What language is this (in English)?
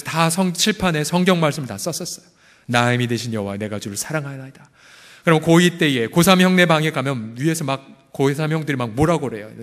Korean